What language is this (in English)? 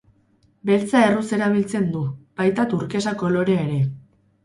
Basque